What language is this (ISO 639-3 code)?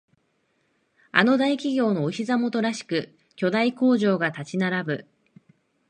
jpn